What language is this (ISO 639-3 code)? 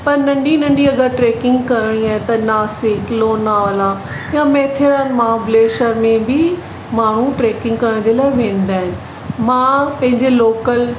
snd